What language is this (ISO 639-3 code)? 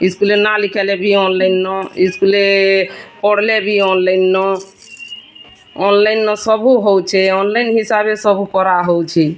ori